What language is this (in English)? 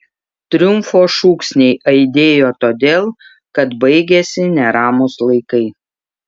Lithuanian